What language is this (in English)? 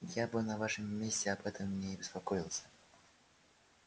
Russian